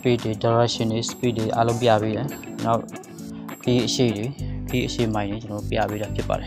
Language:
Indonesian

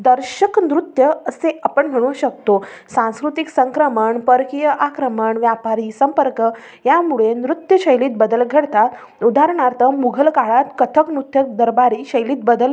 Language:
Marathi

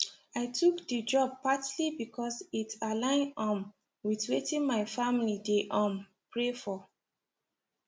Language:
Nigerian Pidgin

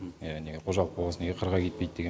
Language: Kazakh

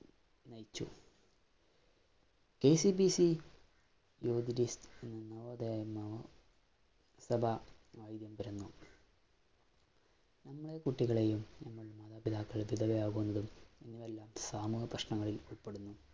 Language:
Malayalam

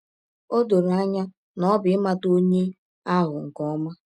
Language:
Igbo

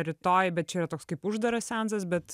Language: Lithuanian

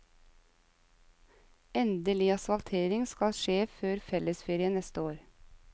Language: Norwegian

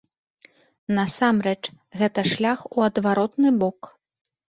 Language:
Belarusian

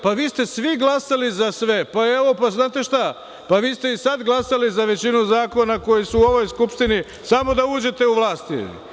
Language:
Serbian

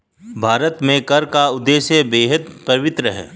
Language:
Hindi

